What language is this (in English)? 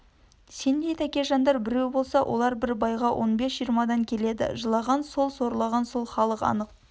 Kazakh